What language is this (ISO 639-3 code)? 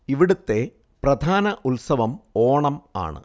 mal